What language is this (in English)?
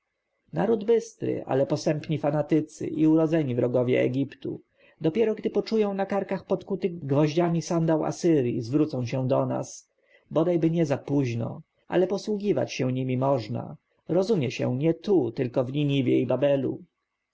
Polish